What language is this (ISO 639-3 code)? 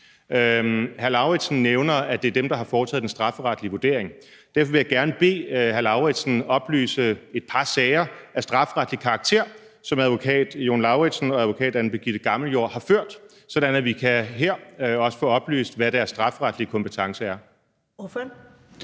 dan